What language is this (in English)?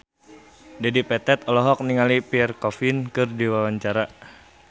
Sundanese